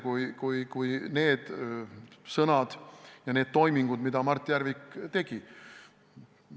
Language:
Estonian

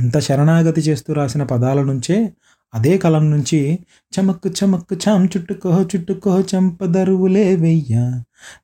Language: Telugu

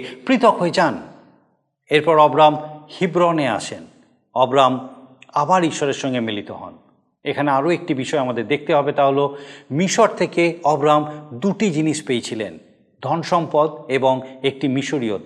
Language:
Bangla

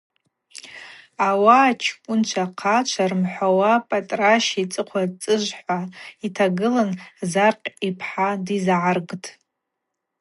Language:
Abaza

